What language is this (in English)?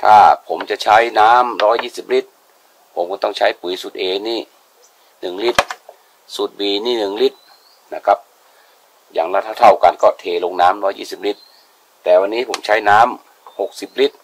Thai